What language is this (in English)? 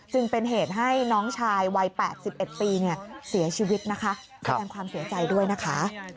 Thai